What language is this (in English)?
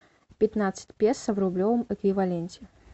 Russian